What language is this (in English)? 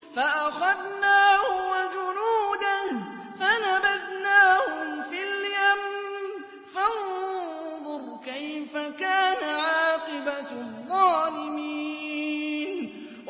Arabic